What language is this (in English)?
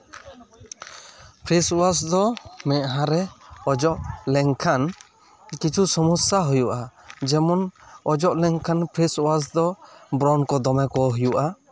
Santali